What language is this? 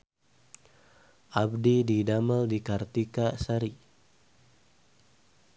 Sundanese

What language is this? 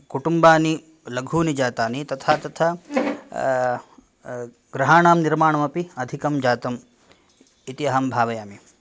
Sanskrit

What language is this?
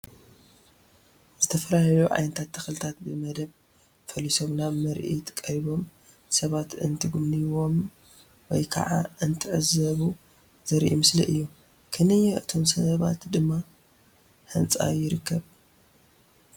Tigrinya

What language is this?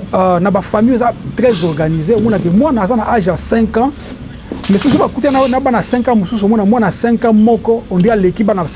French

